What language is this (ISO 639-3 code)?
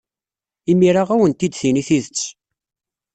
kab